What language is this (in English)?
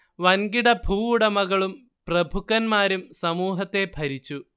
Malayalam